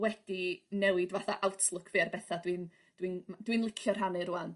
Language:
Welsh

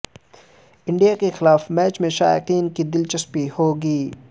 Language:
Urdu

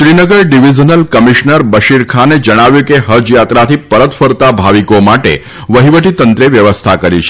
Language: Gujarati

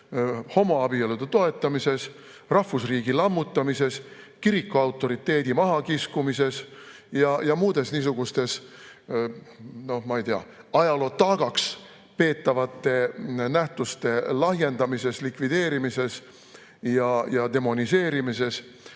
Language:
Estonian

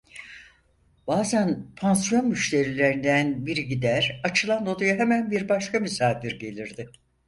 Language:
Turkish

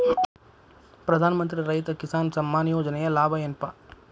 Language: Kannada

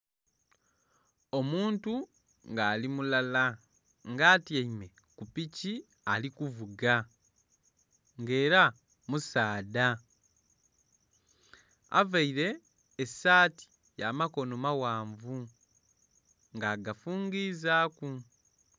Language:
Soga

